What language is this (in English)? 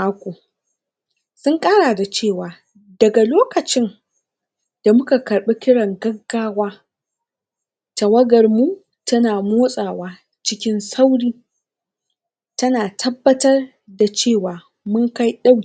Hausa